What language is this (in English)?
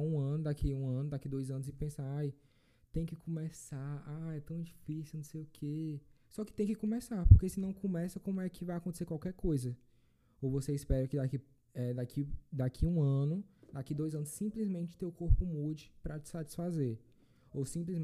Portuguese